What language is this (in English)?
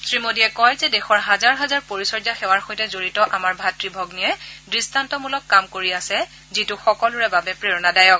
Assamese